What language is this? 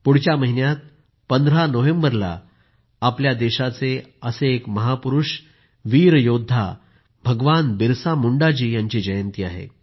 Marathi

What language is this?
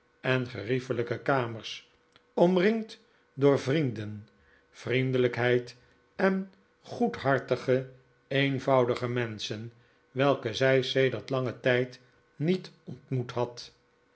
Dutch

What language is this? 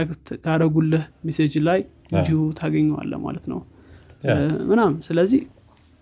Amharic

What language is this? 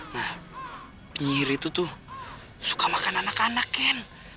Indonesian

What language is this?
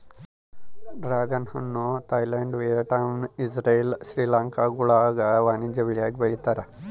Kannada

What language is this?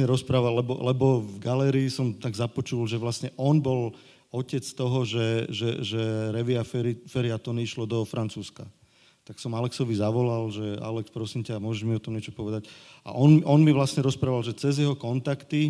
Slovak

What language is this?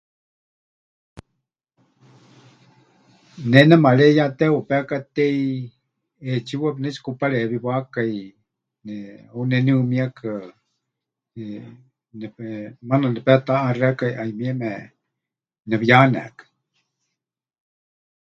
Huichol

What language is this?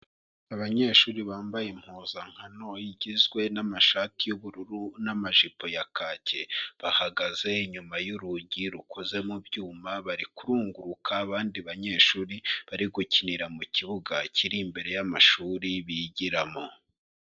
Kinyarwanda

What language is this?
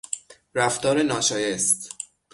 Persian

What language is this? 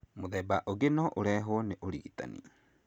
Kikuyu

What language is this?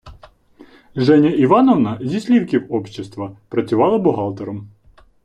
Ukrainian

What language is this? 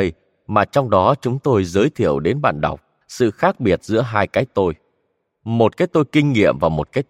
Vietnamese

